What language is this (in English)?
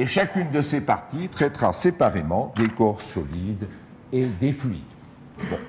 French